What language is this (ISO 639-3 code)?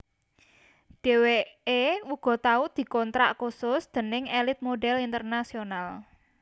jav